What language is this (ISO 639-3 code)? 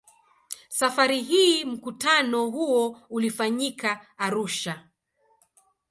swa